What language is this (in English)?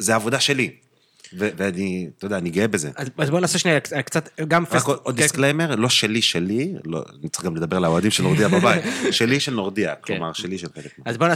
Hebrew